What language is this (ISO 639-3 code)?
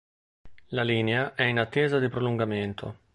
ita